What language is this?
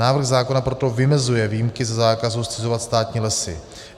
Czech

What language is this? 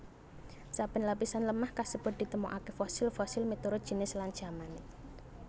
Javanese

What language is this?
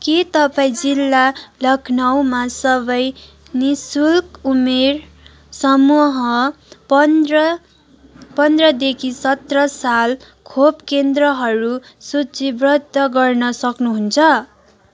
Nepali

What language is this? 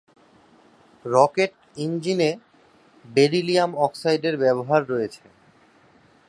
Bangla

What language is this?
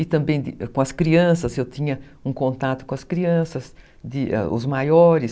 Portuguese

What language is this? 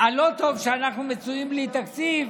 Hebrew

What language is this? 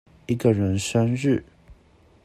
Chinese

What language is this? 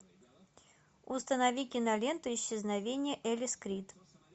Russian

